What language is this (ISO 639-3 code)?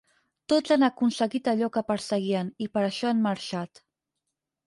cat